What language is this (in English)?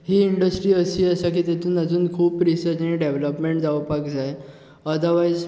Konkani